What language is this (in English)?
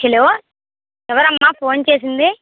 Telugu